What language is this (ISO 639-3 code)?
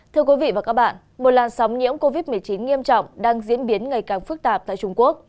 vie